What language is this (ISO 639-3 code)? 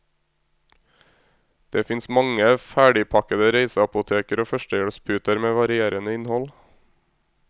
nor